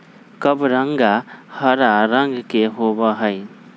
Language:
Magahi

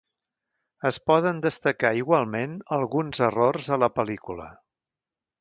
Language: Catalan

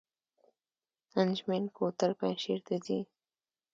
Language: Pashto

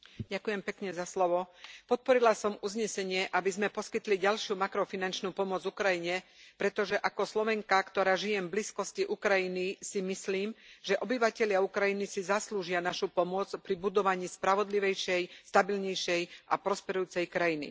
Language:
Slovak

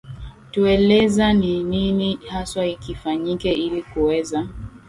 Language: Swahili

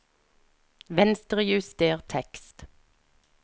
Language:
Norwegian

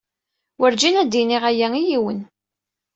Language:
Kabyle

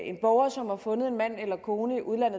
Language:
Danish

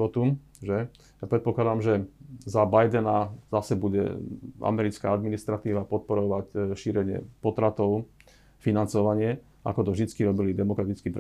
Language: Slovak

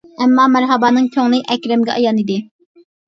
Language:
Uyghur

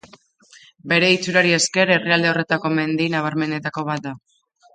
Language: Basque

